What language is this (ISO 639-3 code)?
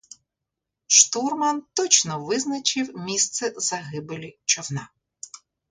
ukr